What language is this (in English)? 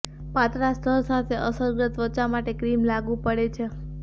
Gujarati